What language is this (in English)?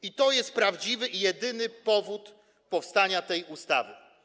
Polish